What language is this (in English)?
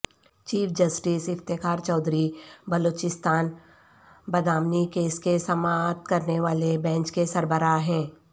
Urdu